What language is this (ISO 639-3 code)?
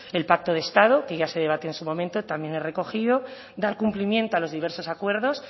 spa